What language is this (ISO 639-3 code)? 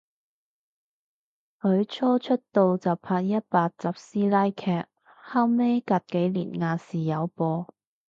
yue